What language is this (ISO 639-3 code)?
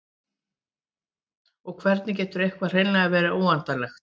isl